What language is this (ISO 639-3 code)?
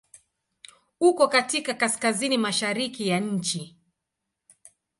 swa